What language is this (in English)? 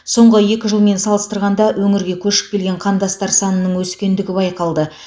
Kazakh